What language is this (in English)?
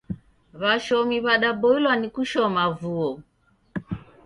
Taita